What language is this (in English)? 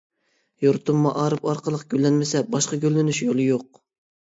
Uyghur